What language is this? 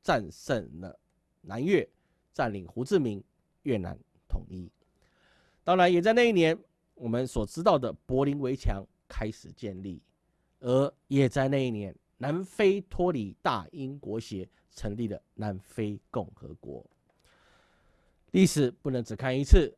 Chinese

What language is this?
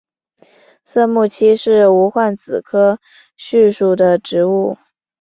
Chinese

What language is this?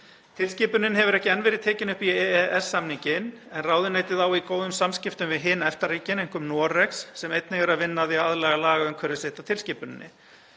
Icelandic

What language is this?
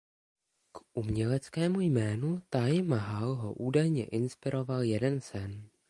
Czech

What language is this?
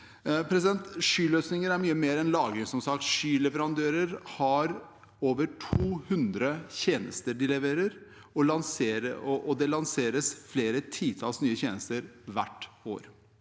Norwegian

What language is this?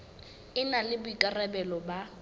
Southern Sotho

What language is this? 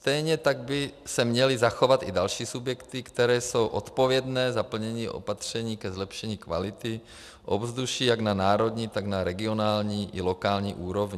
Czech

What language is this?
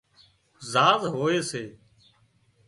Wadiyara Koli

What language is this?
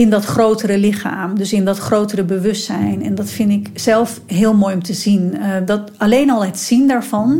Dutch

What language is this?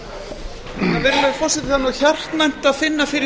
Icelandic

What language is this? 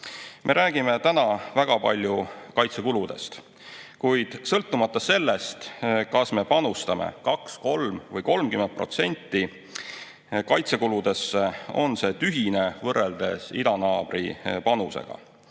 Estonian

